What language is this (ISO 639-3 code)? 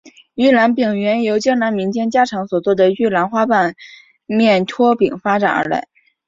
zho